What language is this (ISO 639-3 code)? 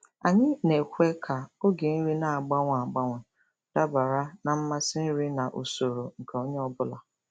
ibo